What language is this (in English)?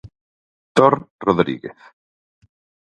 Galician